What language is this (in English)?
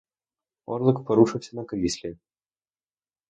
Ukrainian